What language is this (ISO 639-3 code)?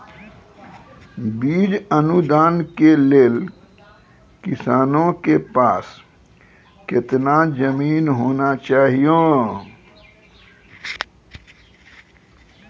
mai